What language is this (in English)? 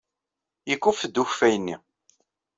Kabyle